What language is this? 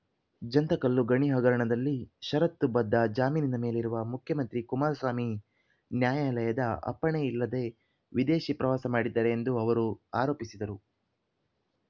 Kannada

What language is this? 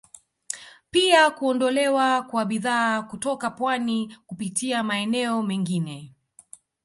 Swahili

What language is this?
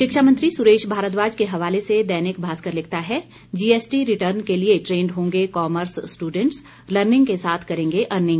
Hindi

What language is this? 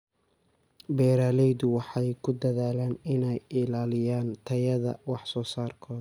Somali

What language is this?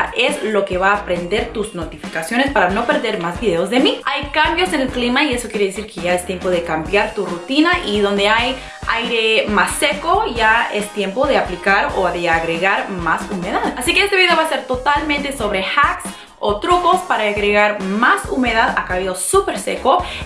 Spanish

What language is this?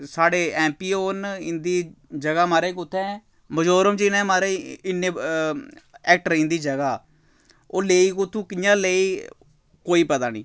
Dogri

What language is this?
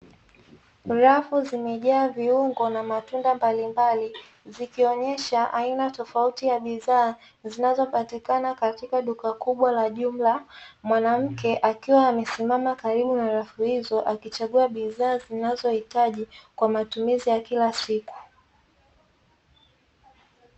Swahili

